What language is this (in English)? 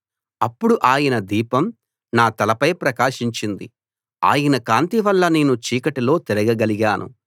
Telugu